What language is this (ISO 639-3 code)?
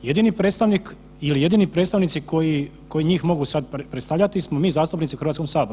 hrv